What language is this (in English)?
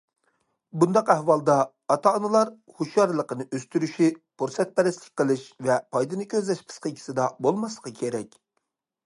Uyghur